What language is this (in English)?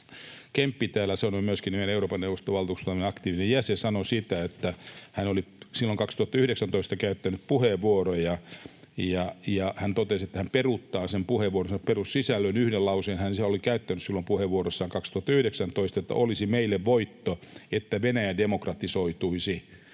Finnish